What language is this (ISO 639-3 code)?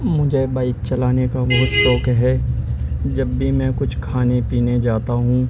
urd